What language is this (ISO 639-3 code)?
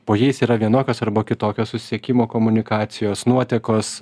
lit